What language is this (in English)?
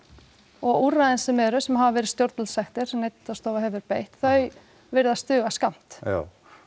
Icelandic